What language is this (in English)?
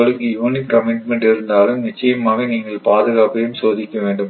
Tamil